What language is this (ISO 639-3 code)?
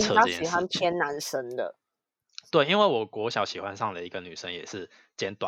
zho